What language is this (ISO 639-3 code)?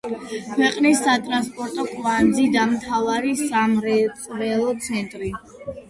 kat